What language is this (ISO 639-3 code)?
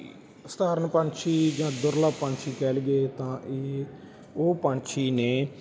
pan